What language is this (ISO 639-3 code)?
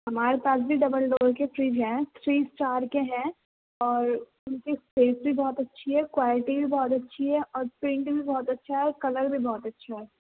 urd